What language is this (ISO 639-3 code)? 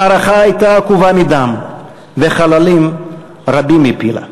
heb